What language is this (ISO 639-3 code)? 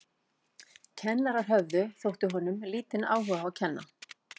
isl